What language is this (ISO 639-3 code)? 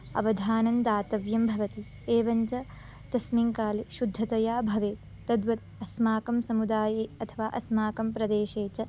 san